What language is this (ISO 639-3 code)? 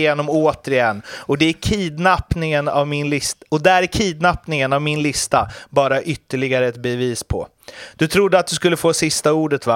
swe